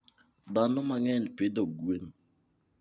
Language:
Luo (Kenya and Tanzania)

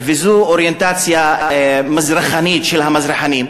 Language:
Hebrew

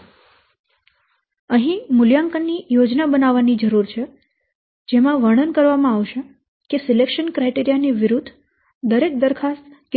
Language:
Gujarati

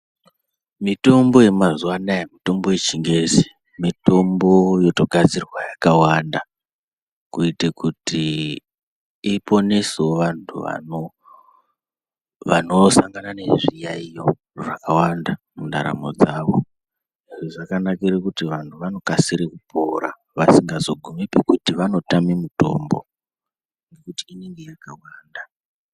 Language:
Ndau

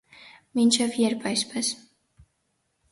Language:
Armenian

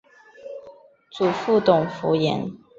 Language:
Chinese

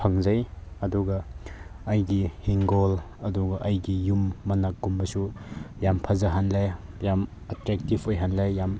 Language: Manipuri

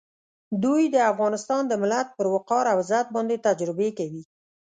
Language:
Pashto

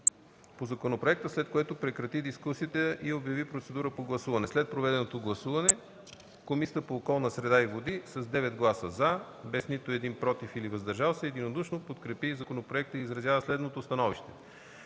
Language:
Bulgarian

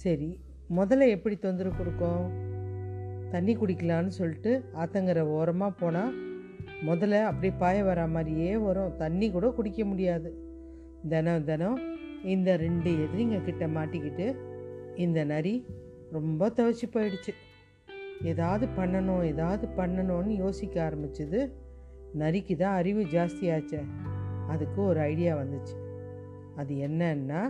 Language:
Tamil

